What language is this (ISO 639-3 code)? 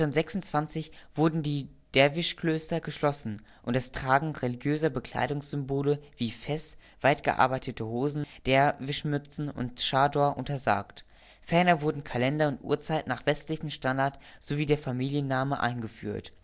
deu